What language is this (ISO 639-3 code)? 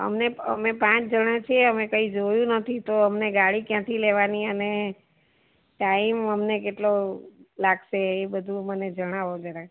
guj